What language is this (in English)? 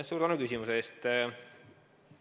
Estonian